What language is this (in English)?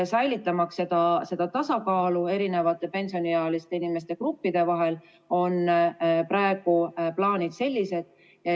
Estonian